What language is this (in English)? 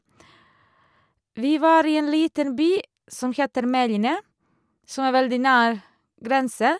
Norwegian